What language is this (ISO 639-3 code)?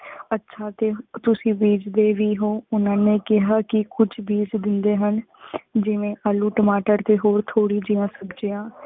pan